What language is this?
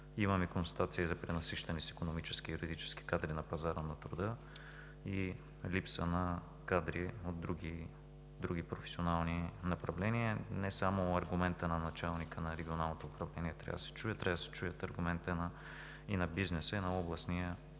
Bulgarian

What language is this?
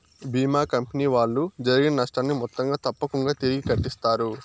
Telugu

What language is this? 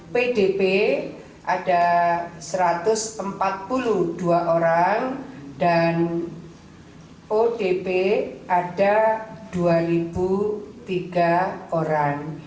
Indonesian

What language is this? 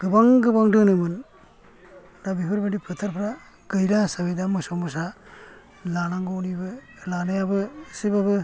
Bodo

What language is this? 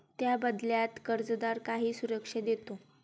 Marathi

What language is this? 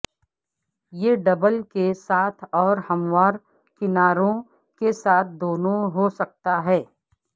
Urdu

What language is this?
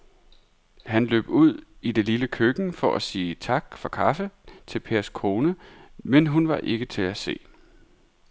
Danish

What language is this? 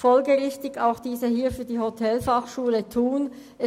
Swiss German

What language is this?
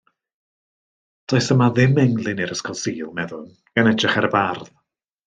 Welsh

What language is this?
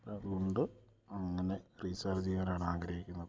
Malayalam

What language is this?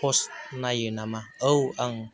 Bodo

